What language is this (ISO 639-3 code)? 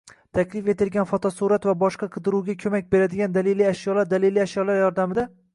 uzb